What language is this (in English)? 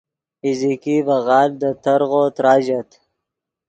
Yidgha